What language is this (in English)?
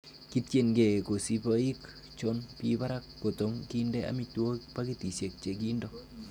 Kalenjin